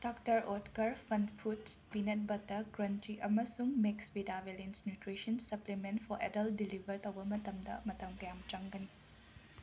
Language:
Manipuri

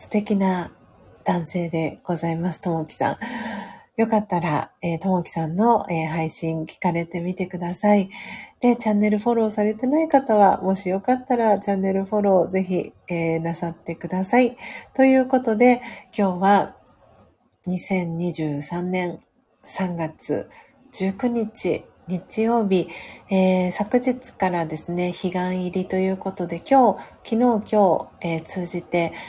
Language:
Japanese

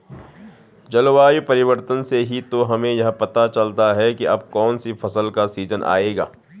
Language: Hindi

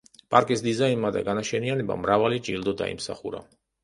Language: Georgian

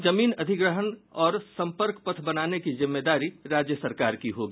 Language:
Hindi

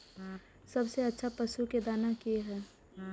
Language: Maithili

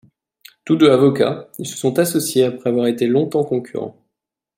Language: French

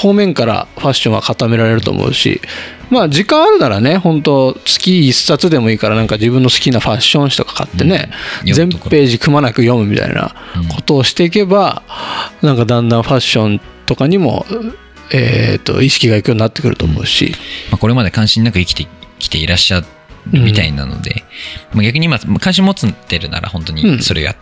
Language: Japanese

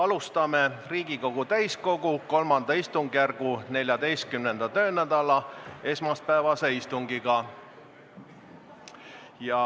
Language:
Estonian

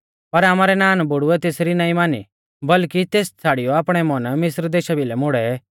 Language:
Mahasu Pahari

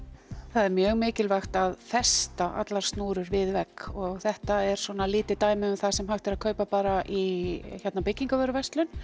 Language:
Icelandic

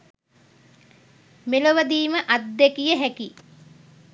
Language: Sinhala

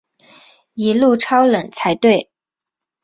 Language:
Chinese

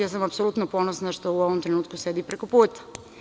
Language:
Serbian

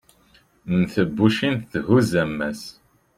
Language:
Kabyle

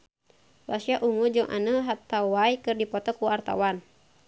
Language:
Sundanese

